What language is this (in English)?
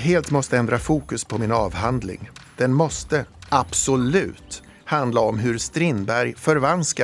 Swedish